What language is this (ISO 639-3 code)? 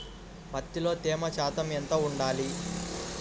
tel